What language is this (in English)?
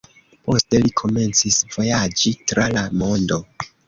Esperanto